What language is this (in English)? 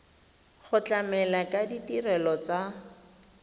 Tswana